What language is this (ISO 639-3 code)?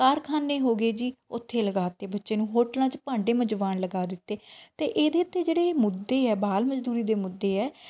pan